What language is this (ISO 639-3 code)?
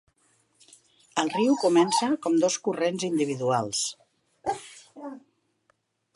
cat